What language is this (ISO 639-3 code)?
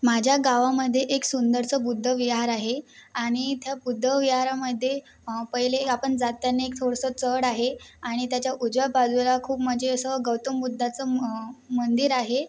mar